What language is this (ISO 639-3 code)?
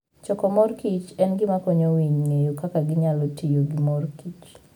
luo